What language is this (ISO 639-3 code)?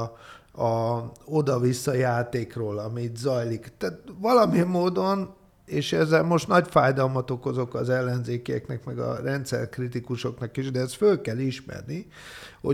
hun